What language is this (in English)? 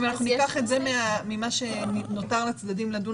Hebrew